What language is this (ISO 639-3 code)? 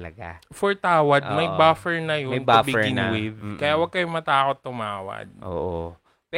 fil